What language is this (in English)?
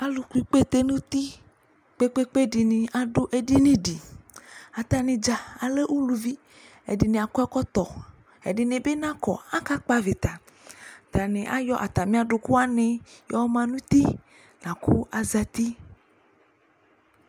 Ikposo